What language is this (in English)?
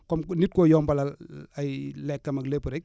Wolof